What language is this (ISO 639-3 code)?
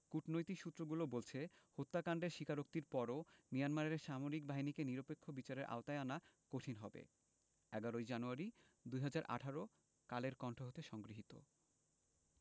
ben